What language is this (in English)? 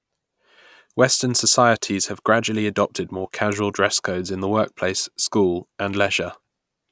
English